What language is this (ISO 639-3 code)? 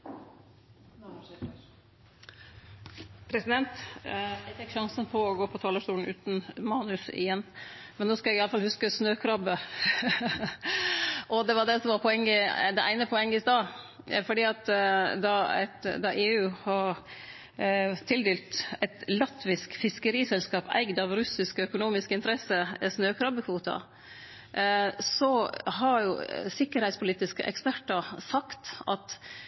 nor